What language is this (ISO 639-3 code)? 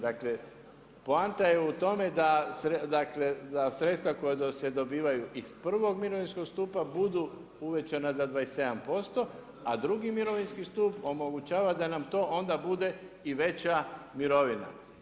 hrv